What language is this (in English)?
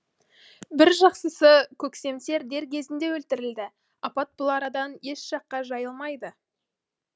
Kazakh